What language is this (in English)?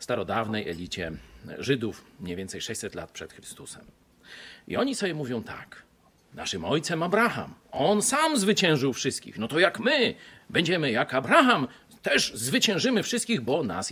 Polish